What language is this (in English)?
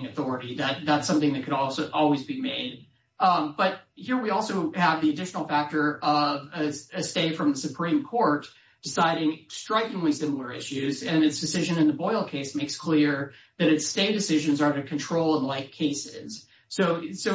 English